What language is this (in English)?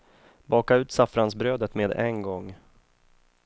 Swedish